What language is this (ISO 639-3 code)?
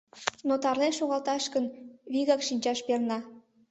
chm